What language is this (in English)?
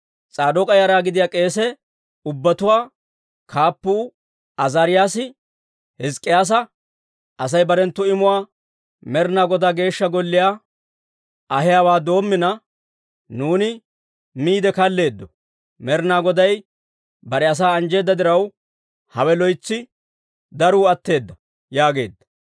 Dawro